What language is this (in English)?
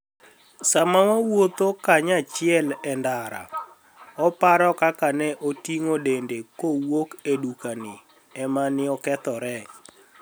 Luo (Kenya and Tanzania)